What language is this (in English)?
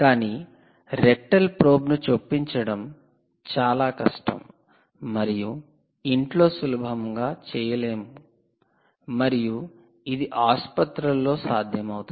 Telugu